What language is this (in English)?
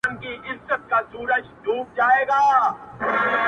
Pashto